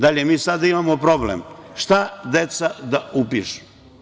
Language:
Serbian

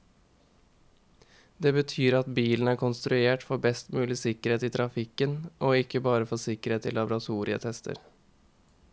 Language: Norwegian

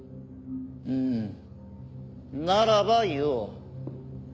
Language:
Japanese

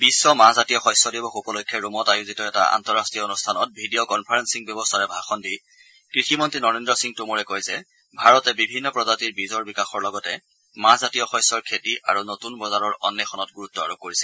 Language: Assamese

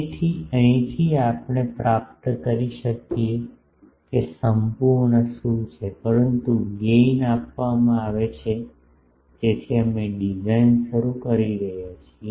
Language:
Gujarati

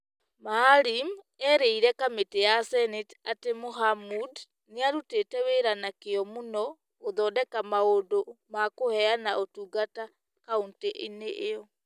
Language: Kikuyu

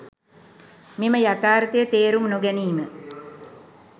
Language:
Sinhala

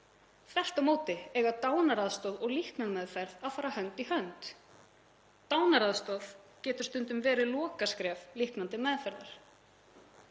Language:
Icelandic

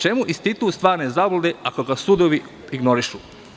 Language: Serbian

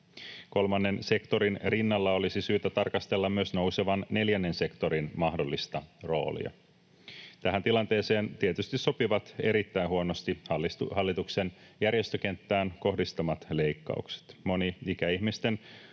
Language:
Finnish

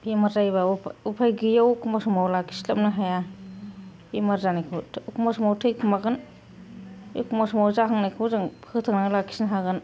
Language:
Bodo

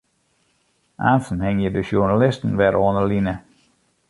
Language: Western Frisian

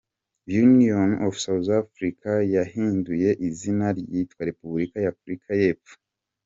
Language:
Kinyarwanda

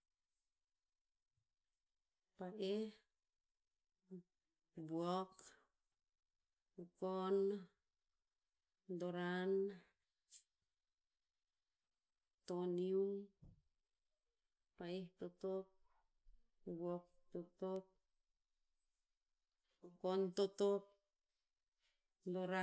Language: Tinputz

